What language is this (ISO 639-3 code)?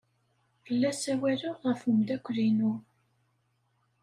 kab